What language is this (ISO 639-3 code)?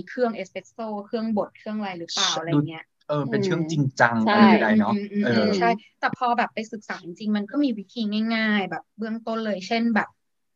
tha